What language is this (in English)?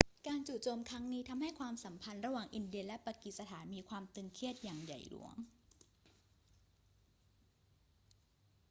Thai